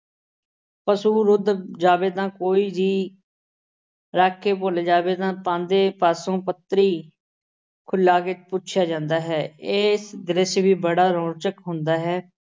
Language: Punjabi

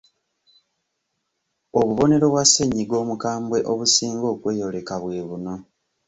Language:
Ganda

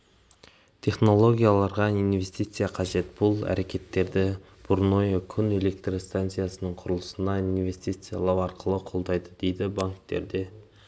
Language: Kazakh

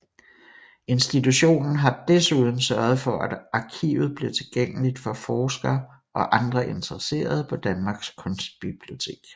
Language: Danish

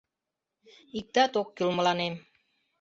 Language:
Mari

